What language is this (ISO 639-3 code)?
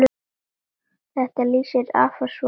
isl